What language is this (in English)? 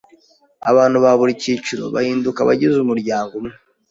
Kinyarwanda